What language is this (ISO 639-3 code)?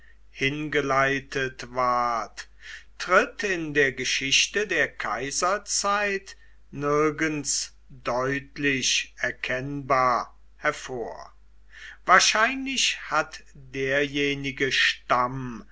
deu